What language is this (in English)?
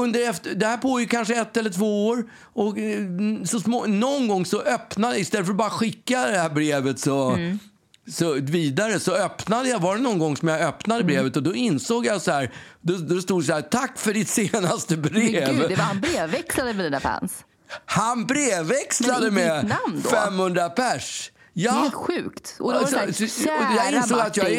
Swedish